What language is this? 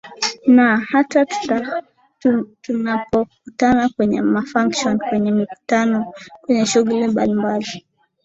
Swahili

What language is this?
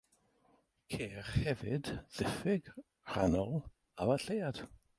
Welsh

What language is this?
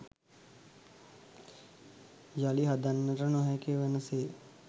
Sinhala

